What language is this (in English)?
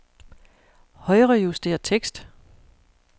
Danish